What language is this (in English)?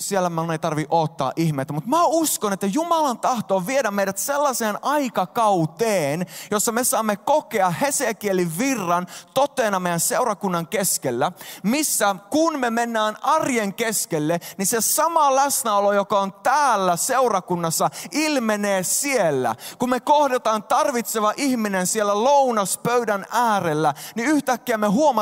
Finnish